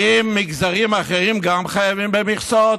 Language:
Hebrew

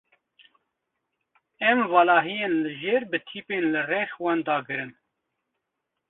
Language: Kurdish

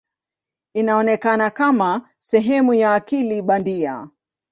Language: Swahili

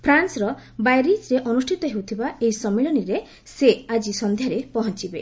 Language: Odia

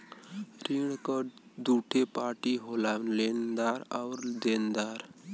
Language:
Bhojpuri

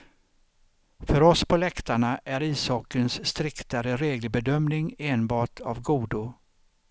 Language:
Swedish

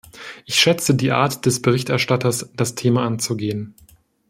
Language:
German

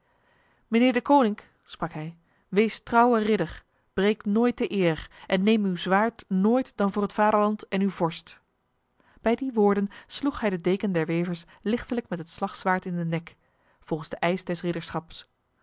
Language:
Dutch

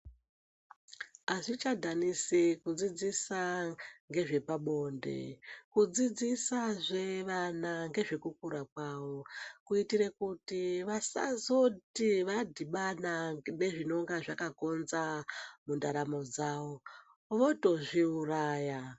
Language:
Ndau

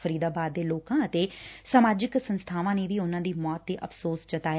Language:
Punjabi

